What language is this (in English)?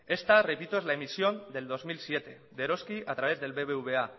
Spanish